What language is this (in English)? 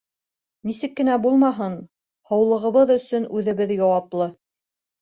Bashkir